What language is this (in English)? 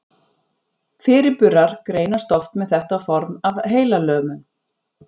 Icelandic